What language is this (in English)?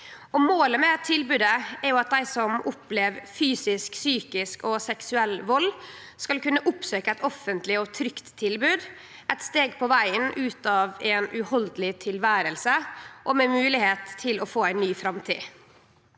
Norwegian